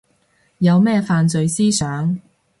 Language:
Cantonese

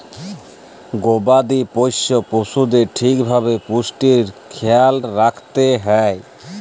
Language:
Bangla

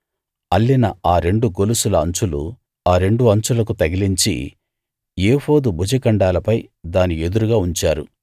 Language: Telugu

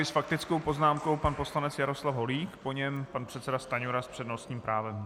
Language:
Czech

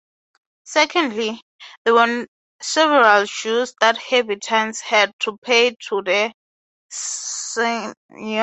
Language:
English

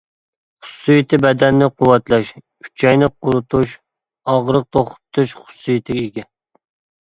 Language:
Uyghur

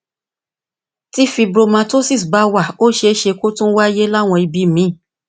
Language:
Yoruba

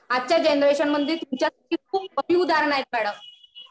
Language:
Marathi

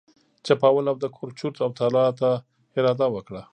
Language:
Pashto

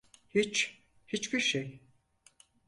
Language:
Turkish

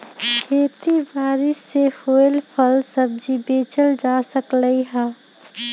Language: Magahi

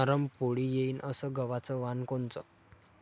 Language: Marathi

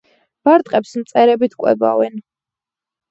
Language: Georgian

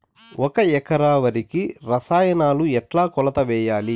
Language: Telugu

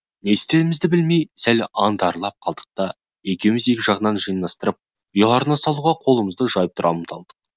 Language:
Kazakh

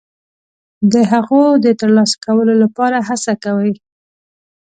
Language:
Pashto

